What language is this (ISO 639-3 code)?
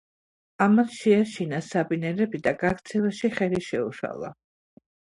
kat